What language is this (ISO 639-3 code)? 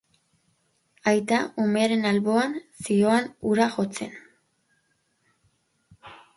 eus